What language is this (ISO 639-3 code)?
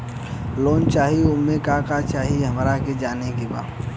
bho